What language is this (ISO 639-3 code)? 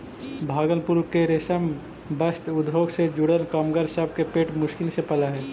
mag